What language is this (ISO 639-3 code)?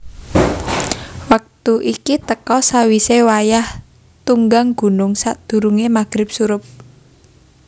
jav